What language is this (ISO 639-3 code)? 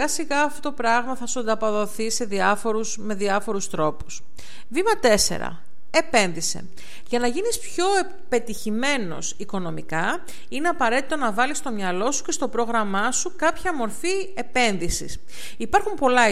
ell